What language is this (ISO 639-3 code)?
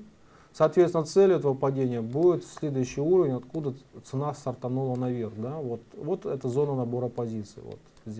rus